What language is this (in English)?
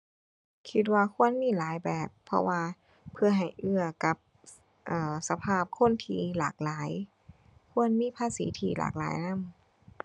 Thai